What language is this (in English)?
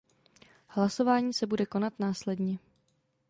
Czech